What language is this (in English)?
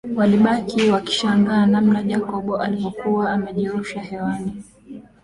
Swahili